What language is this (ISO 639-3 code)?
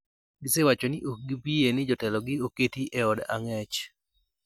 luo